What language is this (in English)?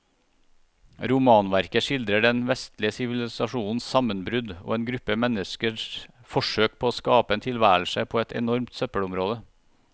Norwegian